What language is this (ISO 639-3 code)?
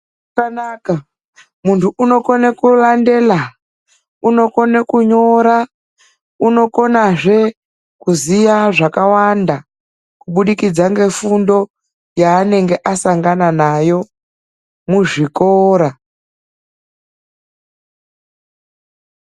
ndc